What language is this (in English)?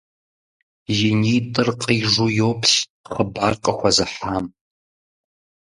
Kabardian